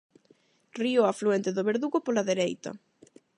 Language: Galician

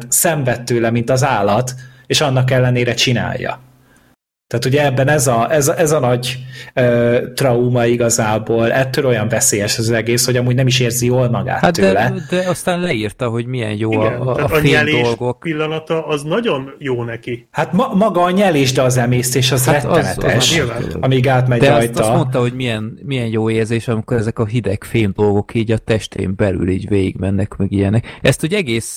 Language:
Hungarian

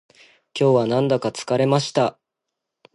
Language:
Japanese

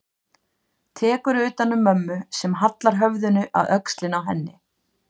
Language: Icelandic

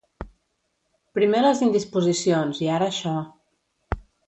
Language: Catalan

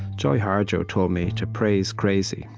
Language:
English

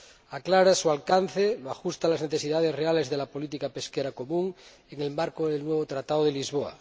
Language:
Spanish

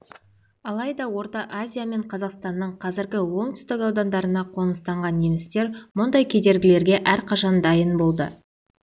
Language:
Kazakh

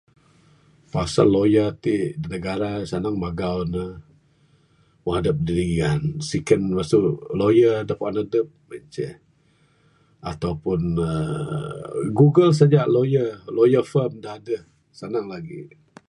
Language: Bukar-Sadung Bidayuh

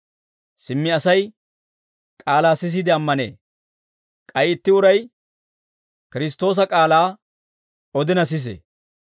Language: Dawro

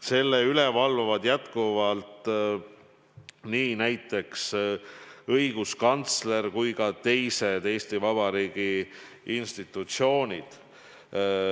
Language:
Estonian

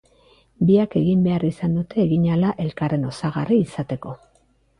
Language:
Basque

